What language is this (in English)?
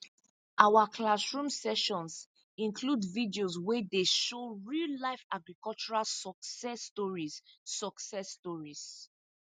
Nigerian Pidgin